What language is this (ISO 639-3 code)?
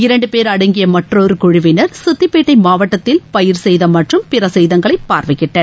tam